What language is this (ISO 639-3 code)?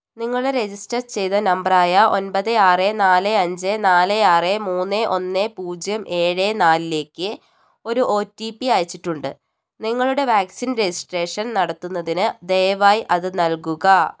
mal